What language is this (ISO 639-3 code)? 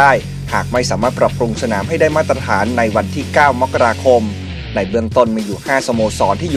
tha